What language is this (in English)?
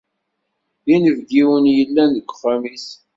Kabyle